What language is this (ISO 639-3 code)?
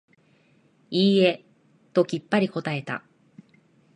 jpn